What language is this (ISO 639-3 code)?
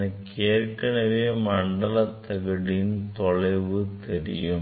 tam